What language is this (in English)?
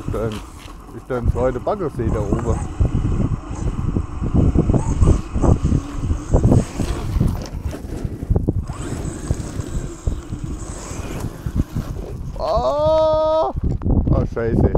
German